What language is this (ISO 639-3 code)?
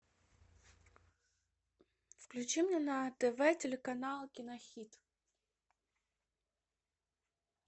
rus